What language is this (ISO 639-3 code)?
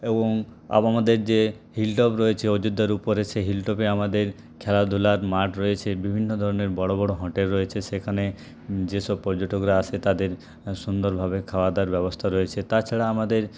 ben